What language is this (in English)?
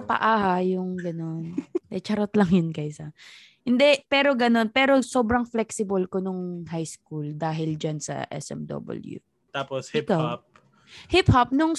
Filipino